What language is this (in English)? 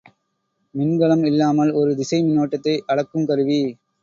Tamil